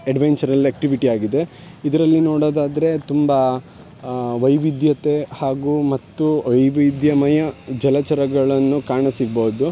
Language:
Kannada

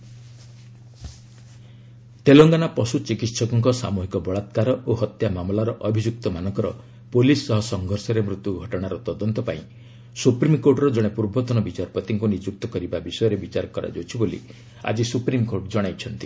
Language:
Odia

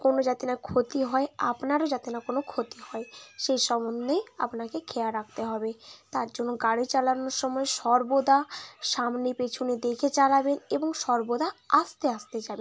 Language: Bangla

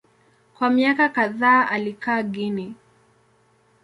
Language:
Swahili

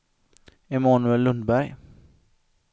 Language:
Swedish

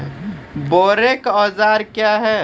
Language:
Maithili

